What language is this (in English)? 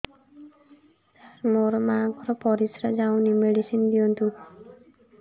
Odia